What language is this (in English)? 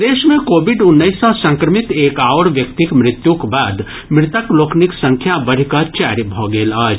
Maithili